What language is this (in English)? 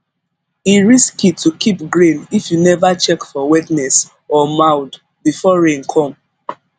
Nigerian Pidgin